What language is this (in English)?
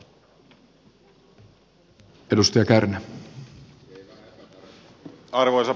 Finnish